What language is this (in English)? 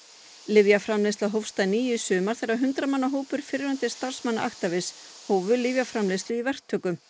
Icelandic